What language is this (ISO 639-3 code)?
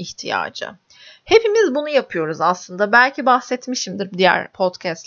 tur